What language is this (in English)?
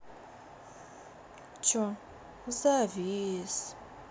Russian